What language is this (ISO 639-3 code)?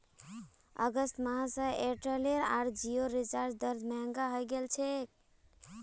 mag